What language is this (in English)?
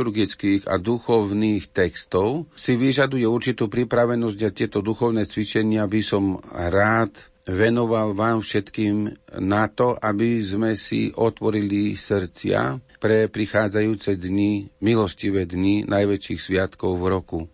Slovak